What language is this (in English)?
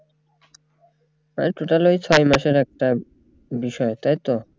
Bangla